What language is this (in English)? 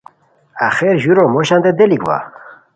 Khowar